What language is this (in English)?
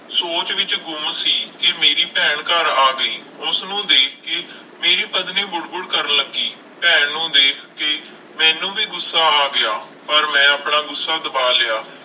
Punjabi